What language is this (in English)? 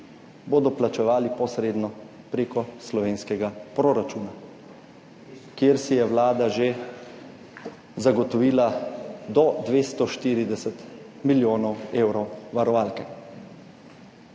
Slovenian